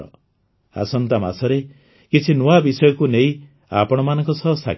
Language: Odia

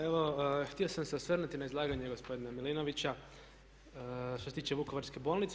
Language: Croatian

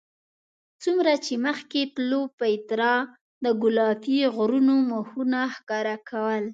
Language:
Pashto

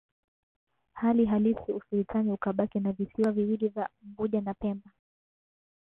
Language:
Swahili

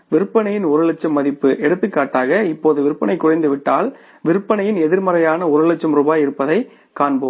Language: Tamil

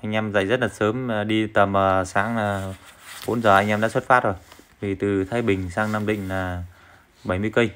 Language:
Vietnamese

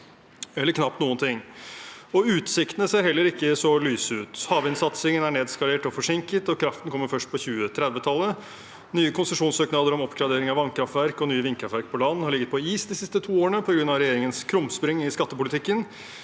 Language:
Norwegian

